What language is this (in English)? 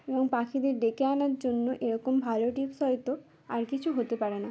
Bangla